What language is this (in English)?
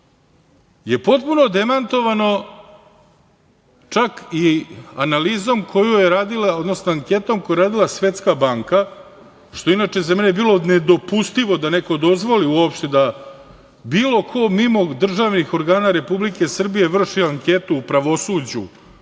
Serbian